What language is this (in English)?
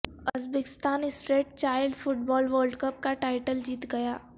Urdu